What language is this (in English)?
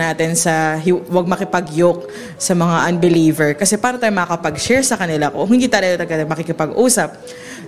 Filipino